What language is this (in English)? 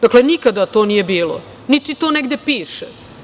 Serbian